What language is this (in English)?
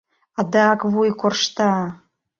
Mari